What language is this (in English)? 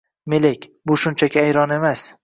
Uzbek